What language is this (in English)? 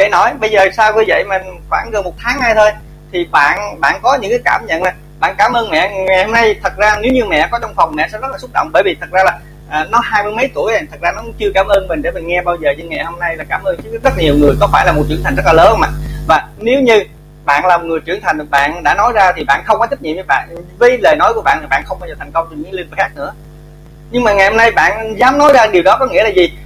Vietnamese